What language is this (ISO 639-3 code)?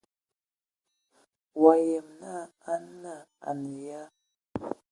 ewo